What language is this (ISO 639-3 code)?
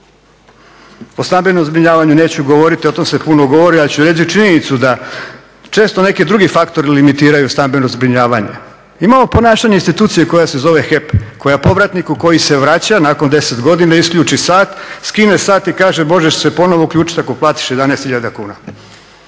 hrv